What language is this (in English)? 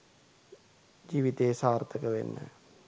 Sinhala